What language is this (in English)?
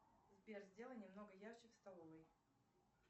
Russian